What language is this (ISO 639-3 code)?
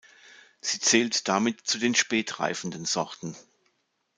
deu